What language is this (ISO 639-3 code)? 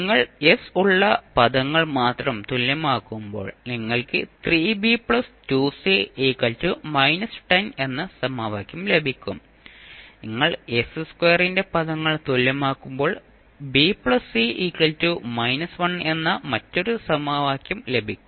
mal